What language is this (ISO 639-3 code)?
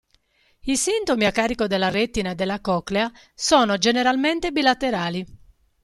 ita